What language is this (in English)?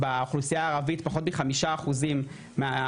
Hebrew